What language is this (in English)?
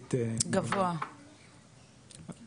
Hebrew